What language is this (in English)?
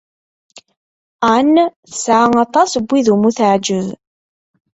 Kabyle